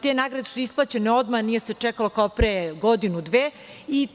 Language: Serbian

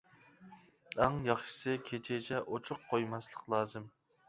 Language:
Uyghur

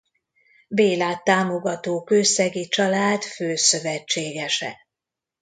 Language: Hungarian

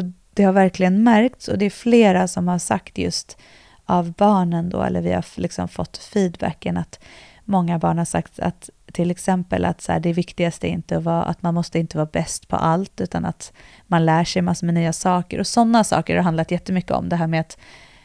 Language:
Swedish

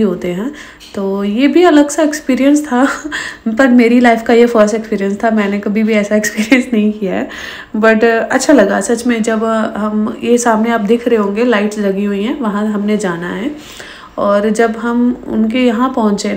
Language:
Hindi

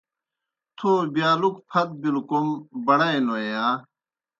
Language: Kohistani Shina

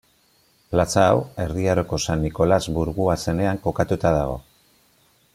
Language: Basque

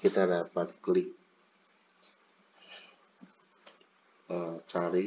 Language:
Indonesian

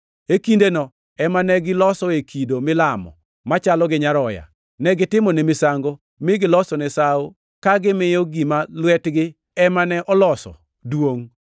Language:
Luo (Kenya and Tanzania)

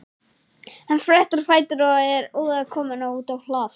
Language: Icelandic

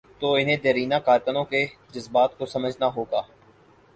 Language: Urdu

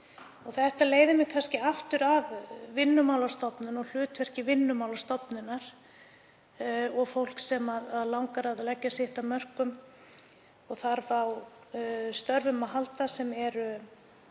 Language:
Icelandic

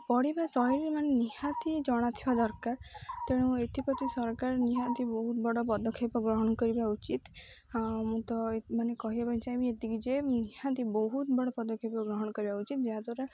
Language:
Odia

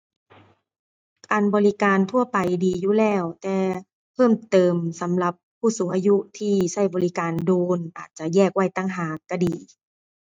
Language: Thai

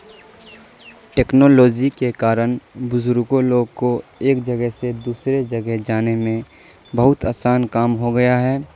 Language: Urdu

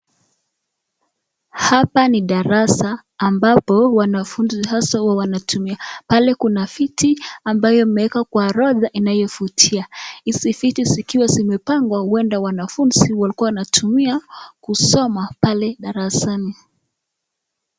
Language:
Swahili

